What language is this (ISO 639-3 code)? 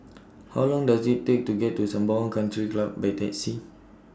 eng